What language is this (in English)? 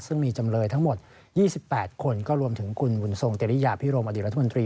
Thai